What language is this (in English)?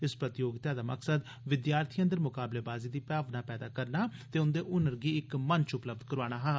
Dogri